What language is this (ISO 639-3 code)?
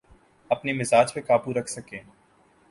urd